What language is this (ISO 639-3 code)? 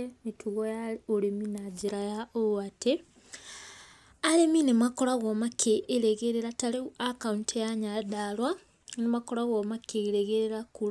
kik